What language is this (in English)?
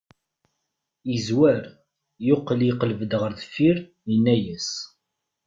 Kabyle